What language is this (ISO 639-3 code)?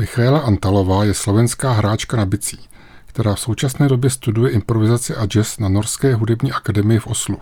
ces